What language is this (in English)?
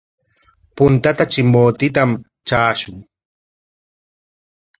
Corongo Ancash Quechua